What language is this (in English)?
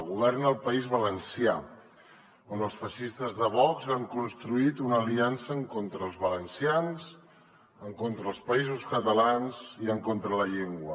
Catalan